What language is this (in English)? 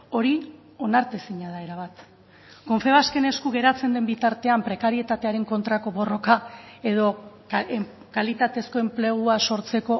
Basque